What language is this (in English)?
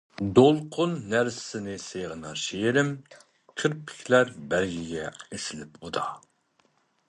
Uyghur